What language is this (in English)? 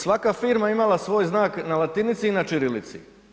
Croatian